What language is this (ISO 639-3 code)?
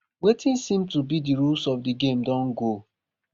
pcm